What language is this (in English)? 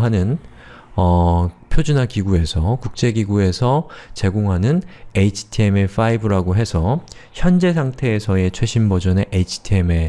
Korean